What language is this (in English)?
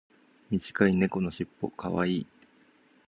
Japanese